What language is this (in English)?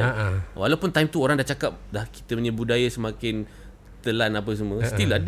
Malay